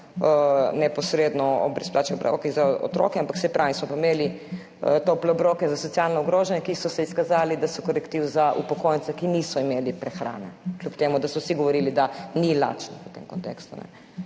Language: Slovenian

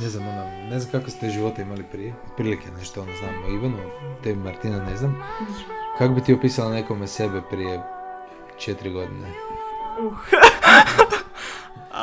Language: Croatian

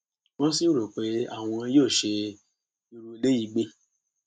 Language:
Yoruba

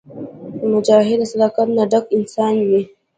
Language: Pashto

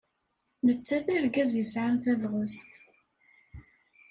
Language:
Kabyle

